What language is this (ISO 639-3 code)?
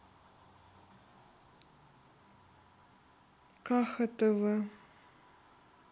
rus